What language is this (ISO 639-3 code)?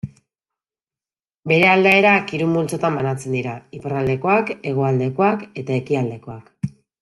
eus